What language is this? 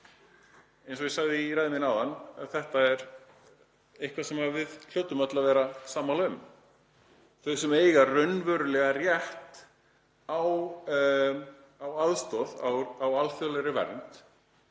Icelandic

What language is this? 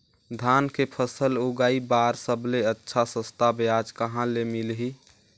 Chhattisgarhi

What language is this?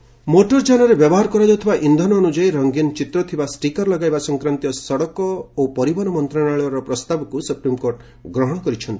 Odia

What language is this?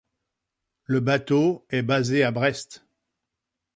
French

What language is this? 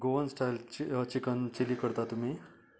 Konkani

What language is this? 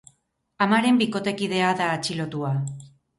Basque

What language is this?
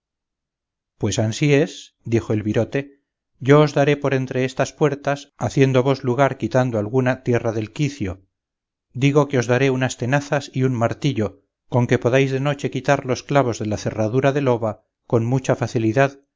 Spanish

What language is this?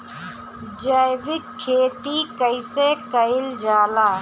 Bhojpuri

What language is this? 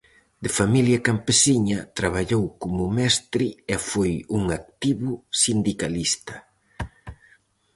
Galician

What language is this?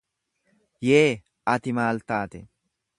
Oromo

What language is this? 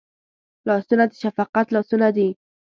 Pashto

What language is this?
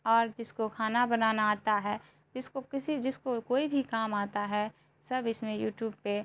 Urdu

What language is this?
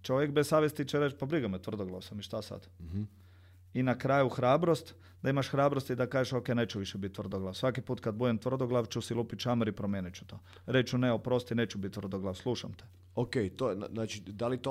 Croatian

